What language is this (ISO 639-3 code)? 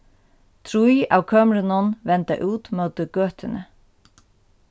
fao